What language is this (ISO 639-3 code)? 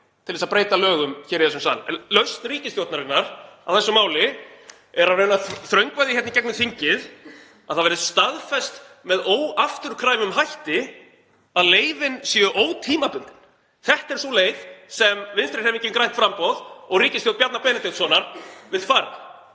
isl